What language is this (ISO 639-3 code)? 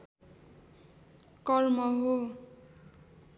nep